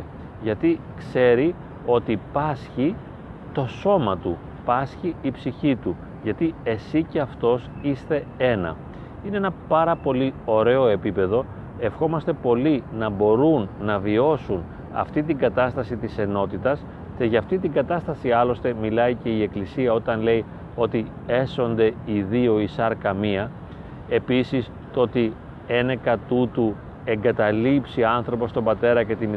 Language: Greek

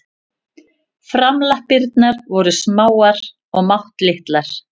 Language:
Icelandic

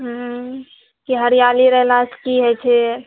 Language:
Maithili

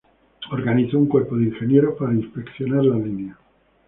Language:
Spanish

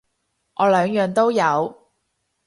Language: Cantonese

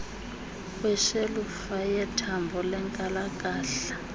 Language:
Xhosa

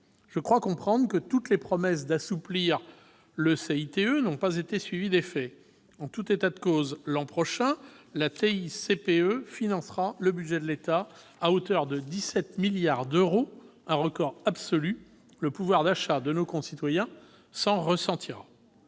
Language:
French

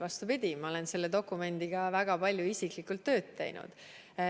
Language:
Estonian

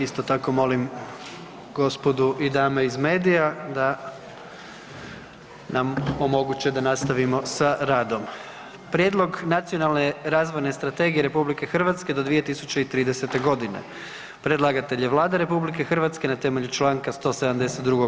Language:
Croatian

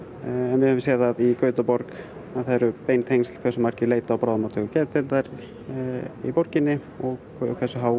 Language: Icelandic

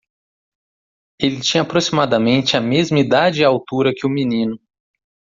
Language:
Portuguese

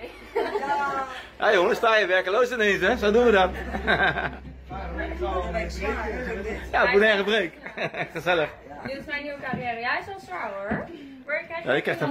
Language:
Dutch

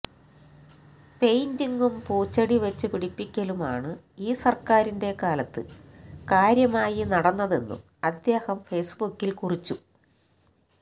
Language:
Malayalam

